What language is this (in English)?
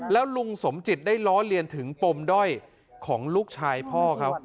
Thai